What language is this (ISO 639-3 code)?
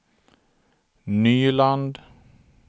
swe